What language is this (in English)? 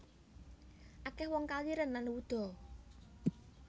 Javanese